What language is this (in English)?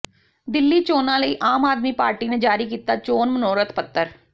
Punjabi